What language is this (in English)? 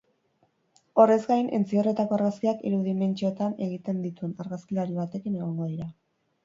Basque